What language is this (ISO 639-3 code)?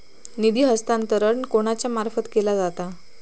mar